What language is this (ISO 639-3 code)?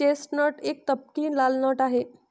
mar